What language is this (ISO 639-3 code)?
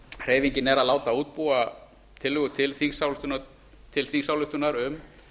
isl